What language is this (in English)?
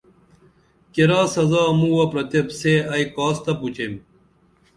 Dameli